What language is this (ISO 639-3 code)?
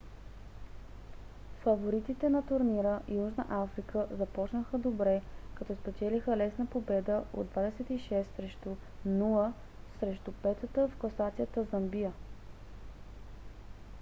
bul